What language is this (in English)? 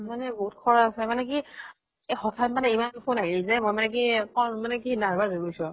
Assamese